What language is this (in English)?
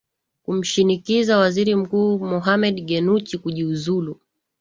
Swahili